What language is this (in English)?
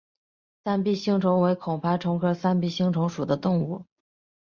Chinese